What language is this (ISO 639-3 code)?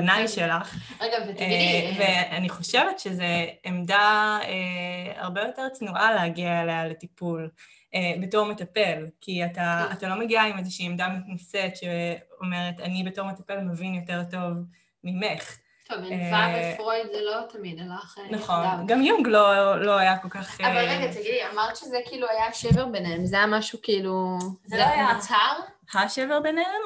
heb